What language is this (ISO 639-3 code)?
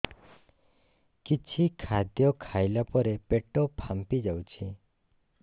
ori